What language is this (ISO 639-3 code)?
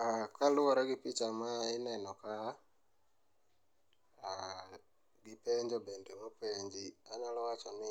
luo